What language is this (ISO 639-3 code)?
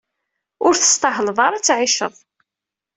kab